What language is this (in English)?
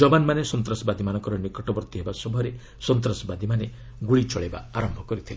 Odia